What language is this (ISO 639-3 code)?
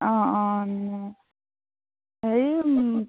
asm